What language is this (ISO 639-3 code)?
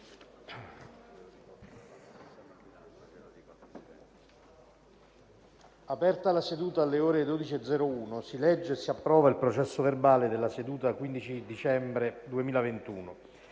ita